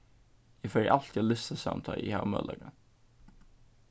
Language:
Faroese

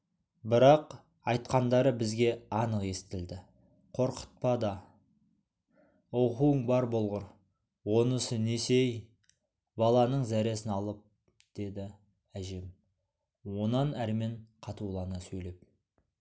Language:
Kazakh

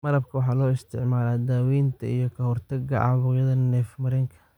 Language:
Somali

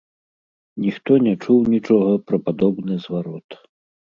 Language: Belarusian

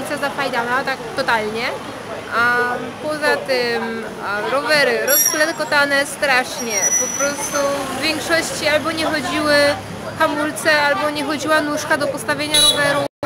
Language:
Polish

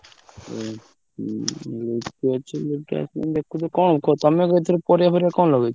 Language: Odia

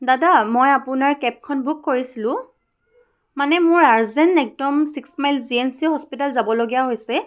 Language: Assamese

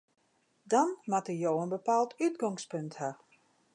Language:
Western Frisian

